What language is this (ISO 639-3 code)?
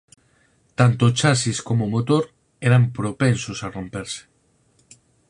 glg